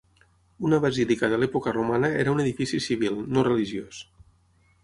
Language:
Catalan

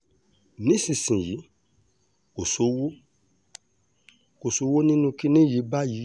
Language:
Yoruba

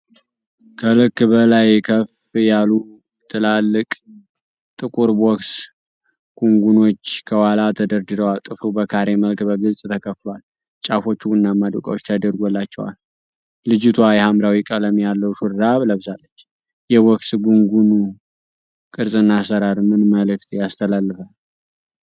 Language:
Amharic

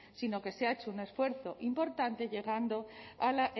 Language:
Spanish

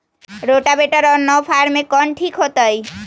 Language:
Magahi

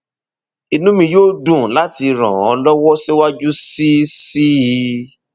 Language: Yoruba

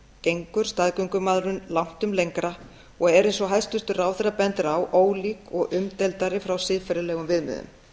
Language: Icelandic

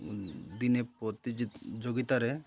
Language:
Odia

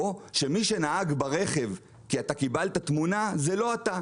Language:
Hebrew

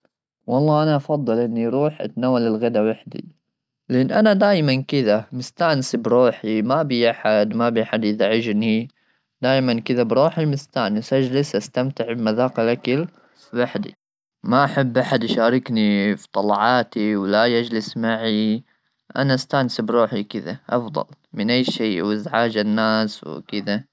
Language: Gulf Arabic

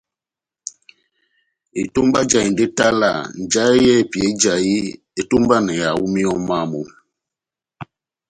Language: Batanga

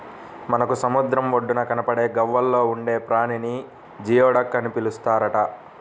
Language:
Telugu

